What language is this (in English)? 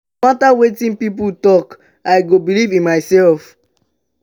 Nigerian Pidgin